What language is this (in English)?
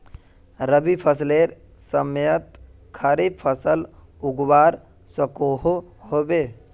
Magahi